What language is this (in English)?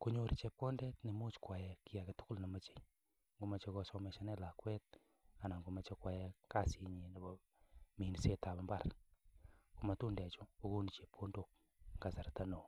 Kalenjin